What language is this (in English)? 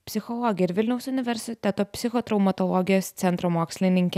Lithuanian